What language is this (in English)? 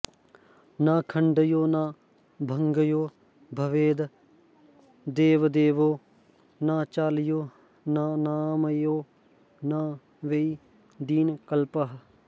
Sanskrit